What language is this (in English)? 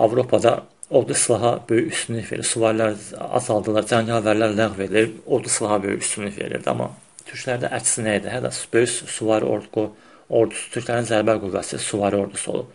Turkish